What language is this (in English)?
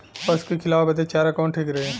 Bhojpuri